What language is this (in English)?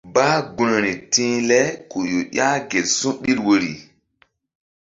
Mbum